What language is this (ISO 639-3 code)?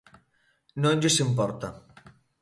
glg